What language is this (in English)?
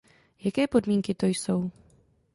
Czech